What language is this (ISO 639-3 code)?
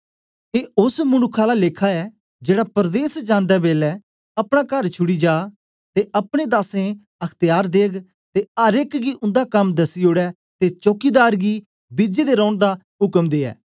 doi